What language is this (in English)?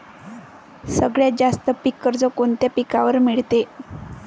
Marathi